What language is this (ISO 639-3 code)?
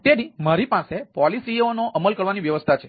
guj